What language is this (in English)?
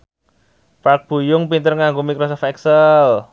Javanese